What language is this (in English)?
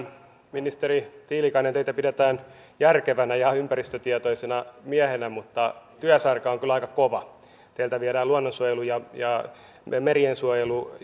Finnish